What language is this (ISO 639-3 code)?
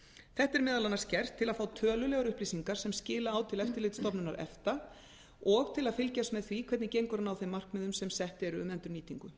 isl